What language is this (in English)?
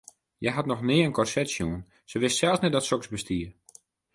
Western Frisian